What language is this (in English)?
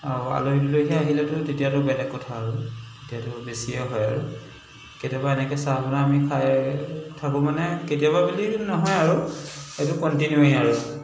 Assamese